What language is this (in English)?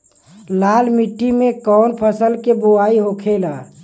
Bhojpuri